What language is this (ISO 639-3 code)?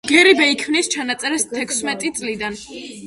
kat